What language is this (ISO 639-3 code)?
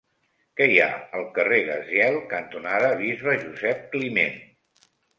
cat